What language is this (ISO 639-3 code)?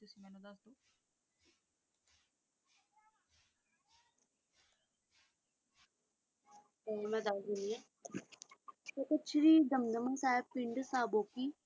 pan